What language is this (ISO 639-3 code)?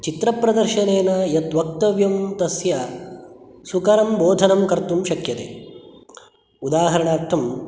san